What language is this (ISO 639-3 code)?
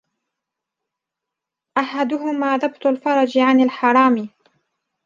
ara